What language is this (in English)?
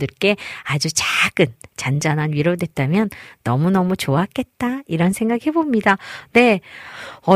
Korean